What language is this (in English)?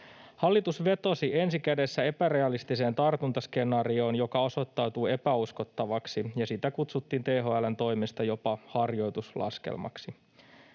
Finnish